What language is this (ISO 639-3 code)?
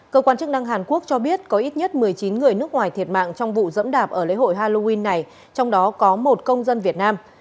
vie